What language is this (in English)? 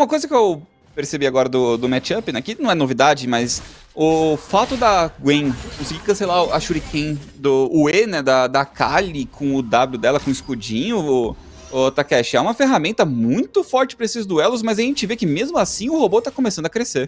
Portuguese